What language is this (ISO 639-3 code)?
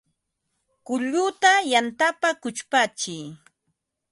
qva